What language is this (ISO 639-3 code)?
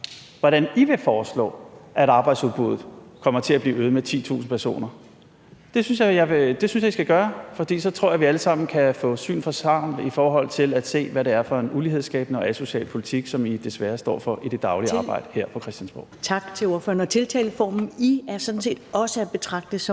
dan